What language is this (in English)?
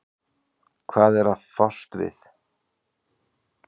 Icelandic